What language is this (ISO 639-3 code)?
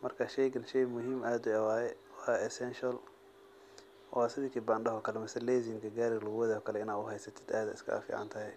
som